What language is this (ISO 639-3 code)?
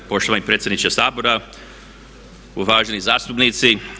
hrv